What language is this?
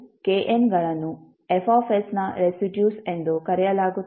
Kannada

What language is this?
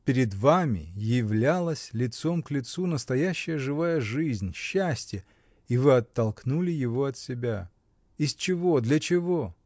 Russian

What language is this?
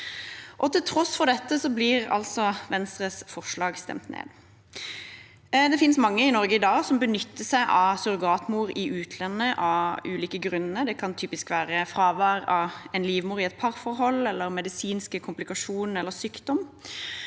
Norwegian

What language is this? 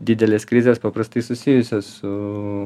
Lithuanian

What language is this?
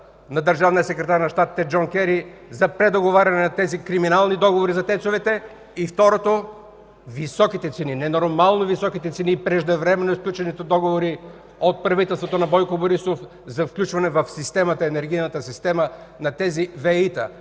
Bulgarian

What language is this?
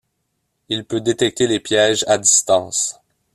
French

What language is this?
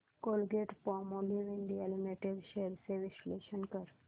Marathi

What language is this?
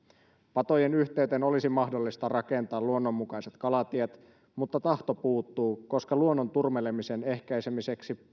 Finnish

